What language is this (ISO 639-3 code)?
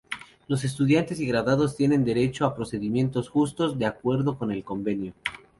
spa